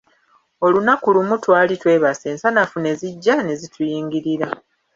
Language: Ganda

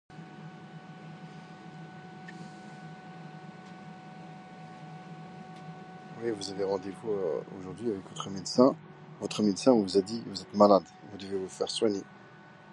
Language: French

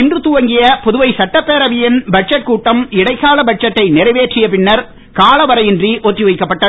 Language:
Tamil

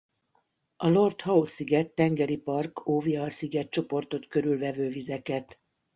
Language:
Hungarian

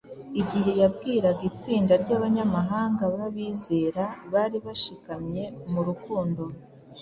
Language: Kinyarwanda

